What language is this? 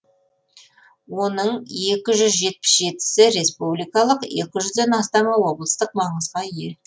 Kazakh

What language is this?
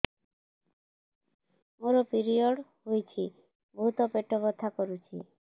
Odia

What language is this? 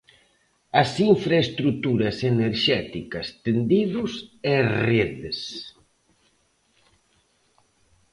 Galician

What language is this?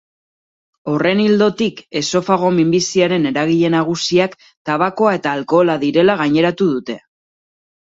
Basque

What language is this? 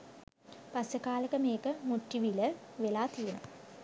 Sinhala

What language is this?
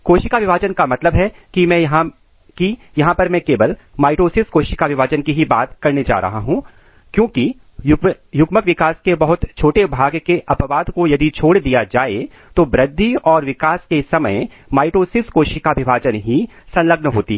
Hindi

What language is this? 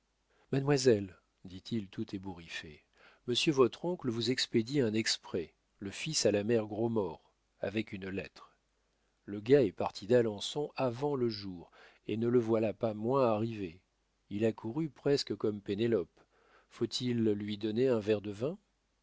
French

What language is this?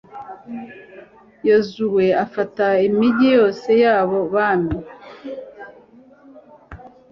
Kinyarwanda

